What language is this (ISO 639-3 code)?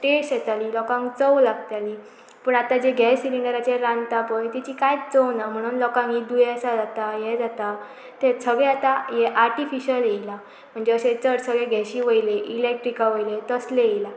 kok